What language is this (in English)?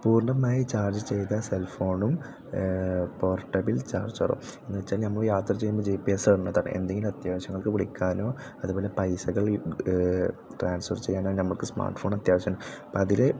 Malayalam